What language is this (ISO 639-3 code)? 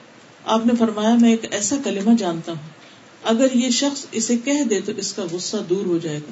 urd